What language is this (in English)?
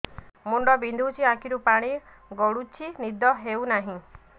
Odia